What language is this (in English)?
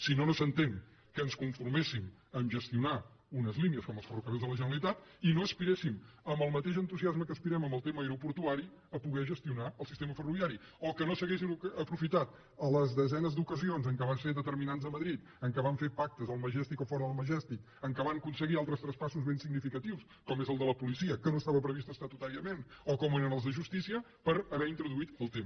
Catalan